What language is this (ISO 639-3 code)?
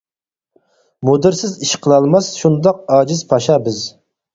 uig